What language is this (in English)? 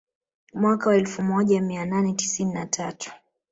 Swahili